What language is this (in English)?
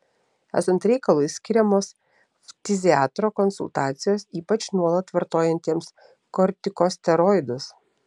Lithuanian